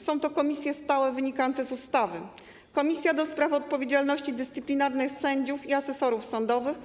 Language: Polish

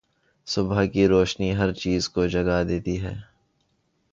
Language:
Urdu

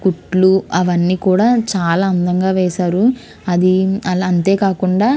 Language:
Telugu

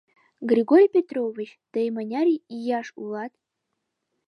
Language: Mari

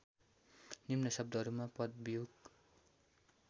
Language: Nepali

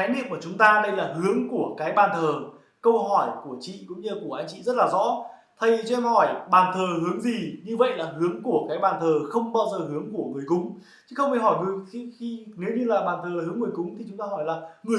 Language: Vietnamese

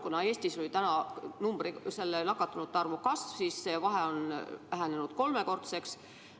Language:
Estonian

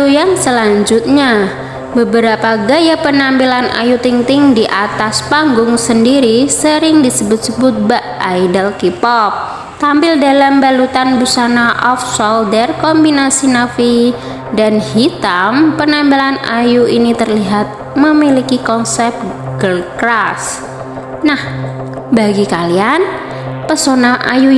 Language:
Indonesian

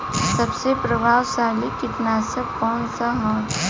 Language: Bhojpuri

